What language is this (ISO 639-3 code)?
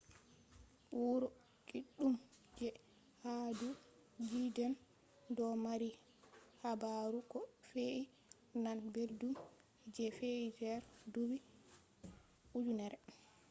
ful